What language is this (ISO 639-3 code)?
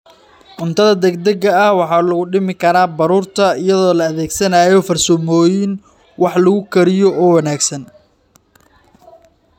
som